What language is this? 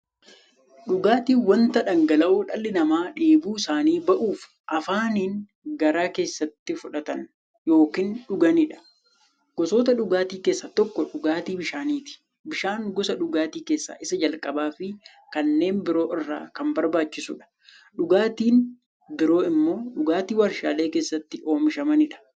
Oromo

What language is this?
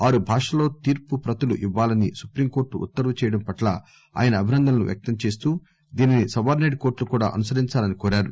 Telugu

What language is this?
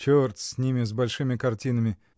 Russian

